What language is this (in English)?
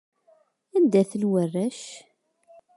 Kabyle